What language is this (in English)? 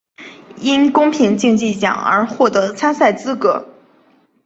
Chinese